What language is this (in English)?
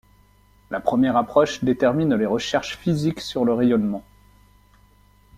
French